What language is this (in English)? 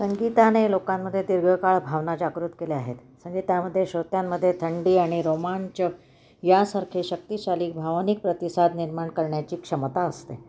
Marathi